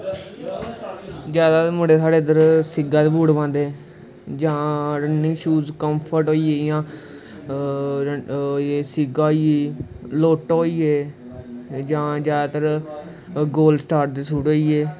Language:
Dogri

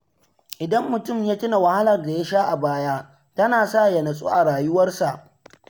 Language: Hausa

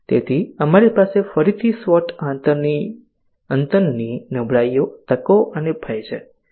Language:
Gujarati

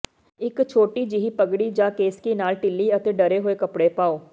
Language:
Punjabi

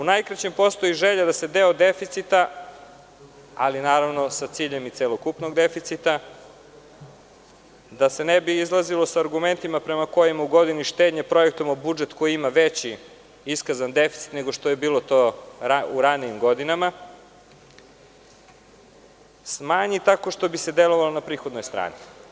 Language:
Serbian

